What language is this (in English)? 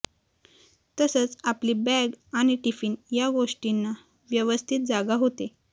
Marathi